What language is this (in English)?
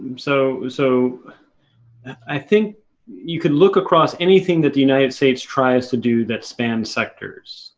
English